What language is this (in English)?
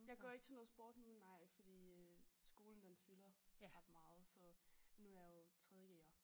Danish